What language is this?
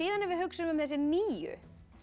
Icelandic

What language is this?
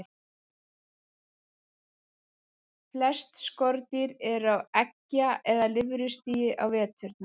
Icelandic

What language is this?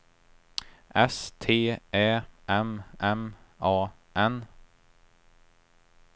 Swedish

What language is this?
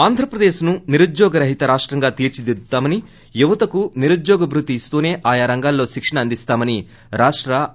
Telugu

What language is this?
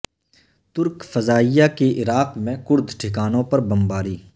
Urdu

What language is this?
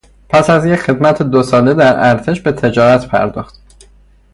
Persian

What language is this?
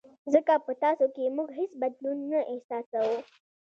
Pashto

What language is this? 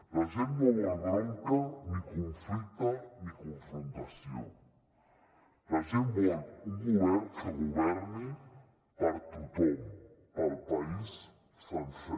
Catalan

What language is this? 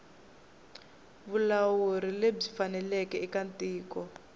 Tsonga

